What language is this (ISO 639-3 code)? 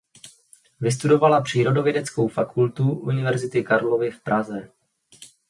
ces